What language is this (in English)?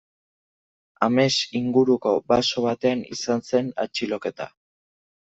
Basque